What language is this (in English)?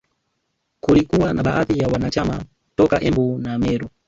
Swahili